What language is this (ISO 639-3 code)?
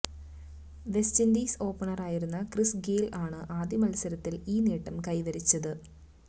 mal